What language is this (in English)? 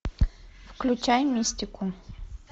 Russian